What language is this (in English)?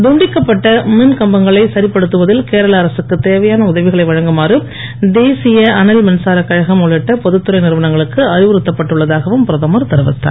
Tamil